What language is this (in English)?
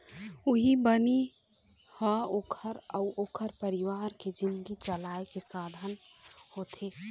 Chhattisgarhi